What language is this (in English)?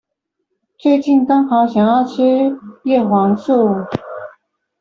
Chinese